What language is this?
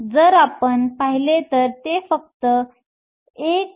Marathi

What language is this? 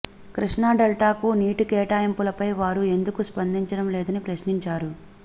Telugu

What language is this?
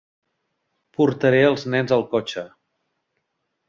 Catalan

